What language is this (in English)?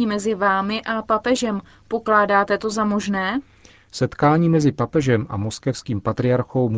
Czech